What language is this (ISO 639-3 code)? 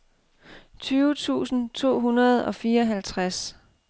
dan